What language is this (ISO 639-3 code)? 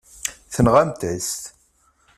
kab